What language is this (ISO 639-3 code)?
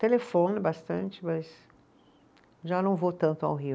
por